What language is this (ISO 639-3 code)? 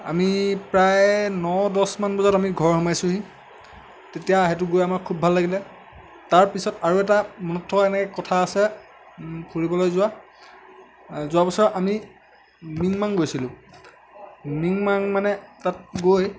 asm